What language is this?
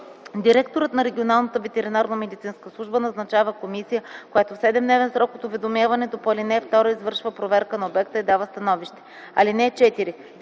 Bulgarian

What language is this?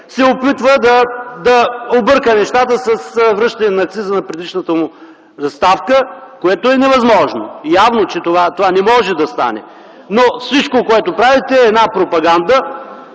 Bulgarian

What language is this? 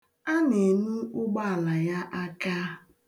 Igbo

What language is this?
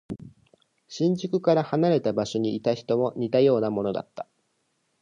Japanese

